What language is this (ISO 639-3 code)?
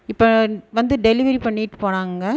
tam